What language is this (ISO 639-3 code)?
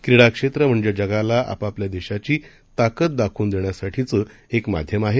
mar